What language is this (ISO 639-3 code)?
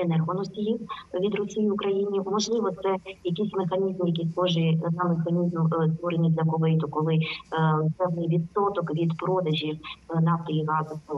ukr